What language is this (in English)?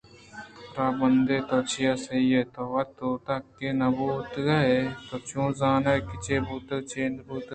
Eastern Balochi